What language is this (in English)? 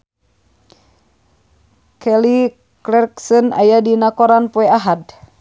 Sundanese